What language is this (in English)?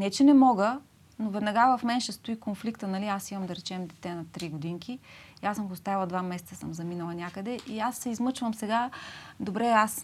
Bulgarian